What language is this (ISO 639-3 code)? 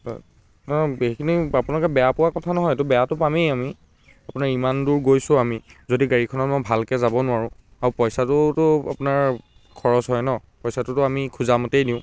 asm